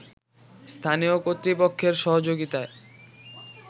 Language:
Bangla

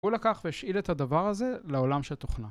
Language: Hebrew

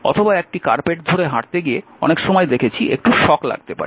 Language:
Bangla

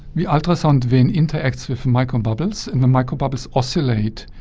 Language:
English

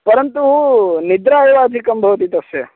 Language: Sanskrit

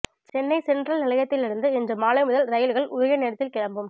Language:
Tamil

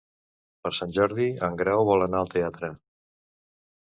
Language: Catalan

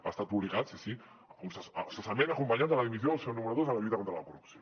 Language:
Catalan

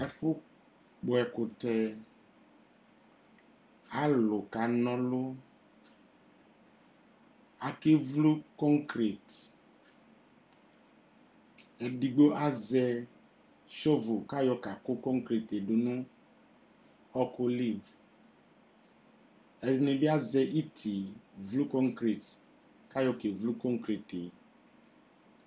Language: Ikposo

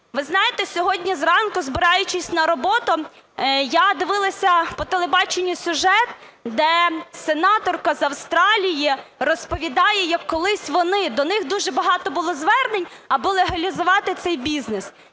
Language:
Ukrainian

